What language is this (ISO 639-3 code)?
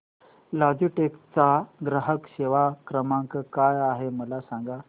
mar